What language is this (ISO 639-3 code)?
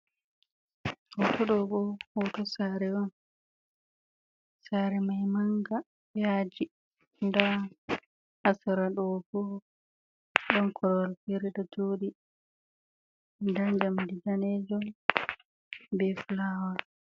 ful